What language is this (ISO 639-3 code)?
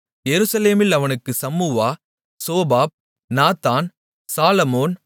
tam